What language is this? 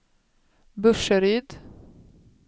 Swedish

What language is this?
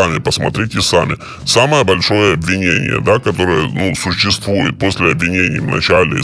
Russian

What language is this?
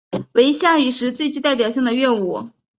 Chinese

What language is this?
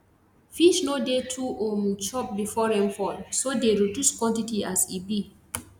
Nigerian Pidgin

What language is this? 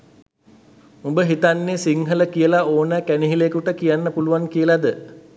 Sinhala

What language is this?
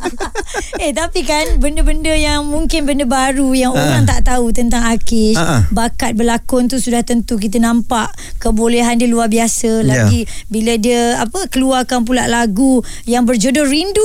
Malay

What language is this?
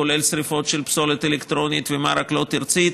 Hebrew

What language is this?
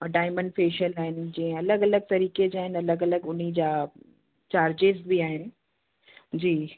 Sindhi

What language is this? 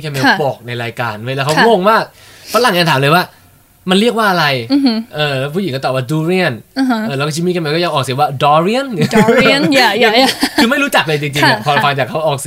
Thai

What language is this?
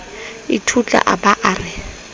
Southern Sotho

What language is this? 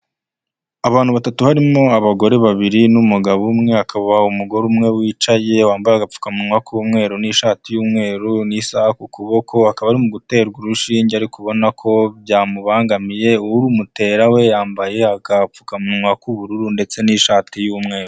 Kinyarwanda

